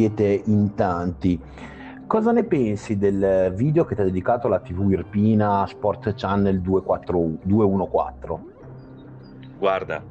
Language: Italian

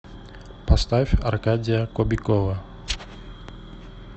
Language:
Russian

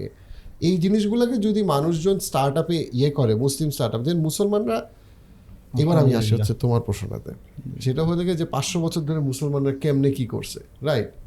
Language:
Bangla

